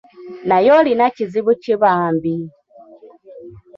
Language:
Ganda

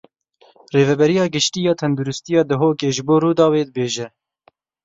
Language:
Kurdish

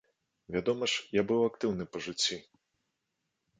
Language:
Belarusian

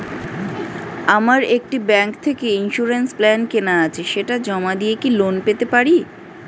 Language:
Bangla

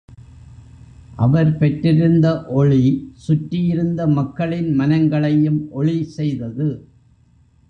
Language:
Tamil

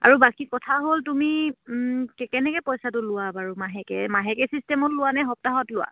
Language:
Assamese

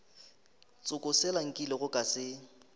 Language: Northern Sotho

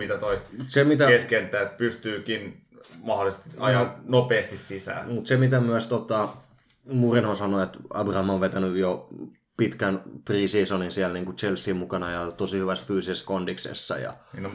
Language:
Finnish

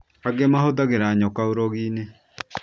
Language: Kikuyu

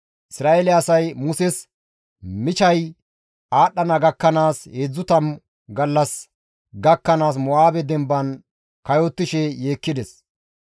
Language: Gamo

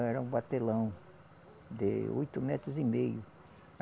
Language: Portuguese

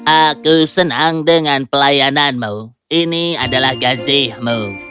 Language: Indonesian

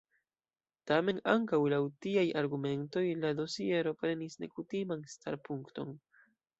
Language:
Esperanto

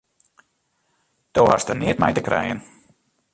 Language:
Western Frisian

